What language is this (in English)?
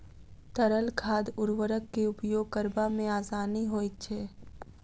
Maithili